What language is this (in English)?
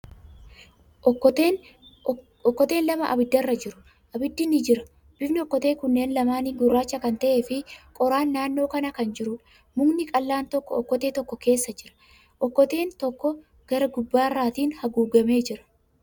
Oromo